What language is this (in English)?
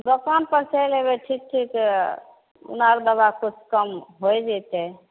Maithili